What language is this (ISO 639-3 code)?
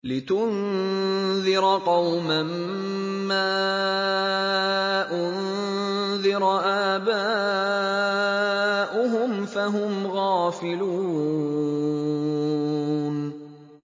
ara